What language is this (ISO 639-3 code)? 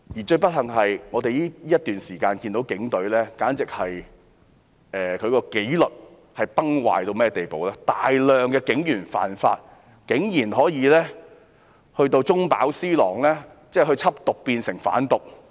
yue